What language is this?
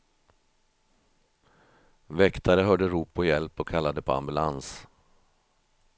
Swedish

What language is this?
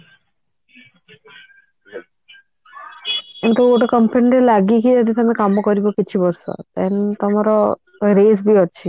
Odia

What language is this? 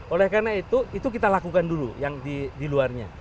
Indonesian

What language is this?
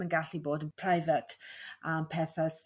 Welsh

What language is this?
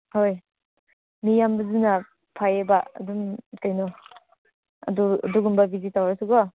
Manipuri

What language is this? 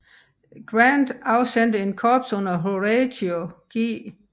Danish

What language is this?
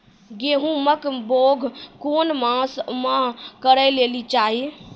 Maithili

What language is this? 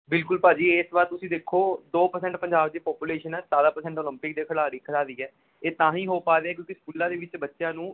Punjabi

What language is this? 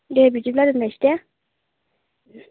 Bodo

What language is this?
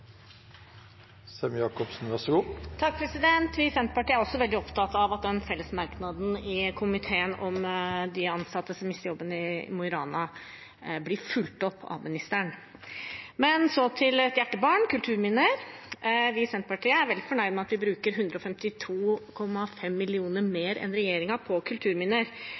Norwegian Bokmål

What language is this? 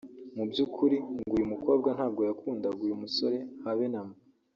Kinyarwanda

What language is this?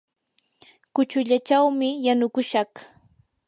Yanahuanca Pasco Quechua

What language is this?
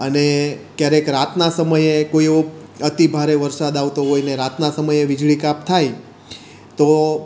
Gujarati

